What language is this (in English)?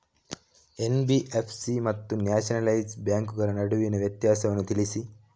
Kannada